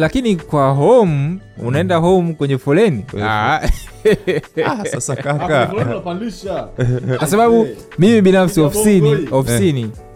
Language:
Swahili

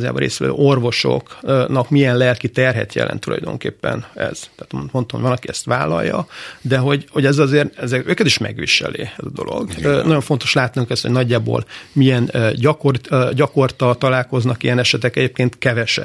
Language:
Hungarian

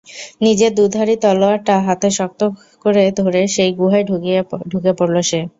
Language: Bangla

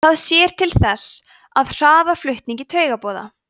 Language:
Icelandic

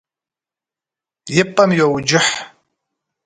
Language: Kabardian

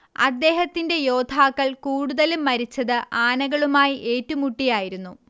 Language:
Malayalam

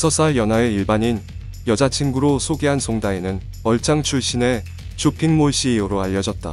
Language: Korean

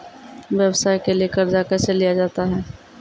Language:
Maithili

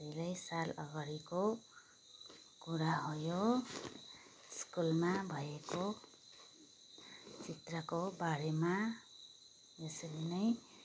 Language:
Nepali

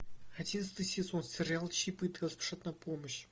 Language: Russian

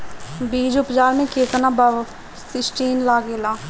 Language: Bhojpuri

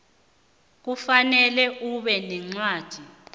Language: South Ndebele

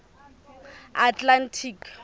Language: Southern Sotho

